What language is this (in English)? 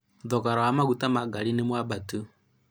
Kikuyu